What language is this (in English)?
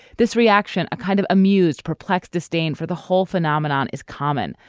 English